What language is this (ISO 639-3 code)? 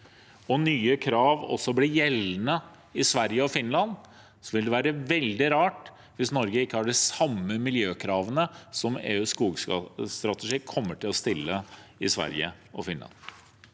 nor